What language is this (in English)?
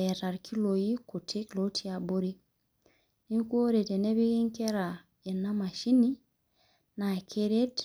Masai